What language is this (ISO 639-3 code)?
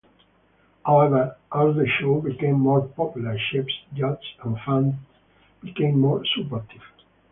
eng